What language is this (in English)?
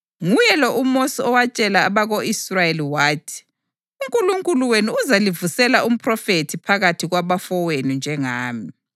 North Ndebele